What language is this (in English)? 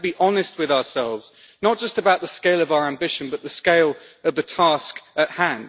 English